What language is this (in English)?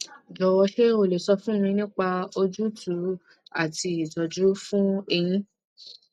Yoruba